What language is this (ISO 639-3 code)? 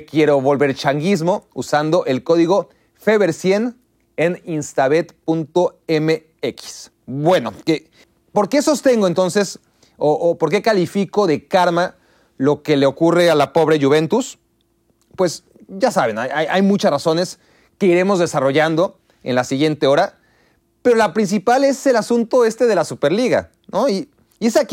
spa